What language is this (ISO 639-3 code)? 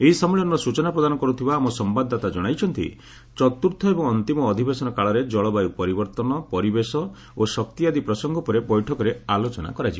ori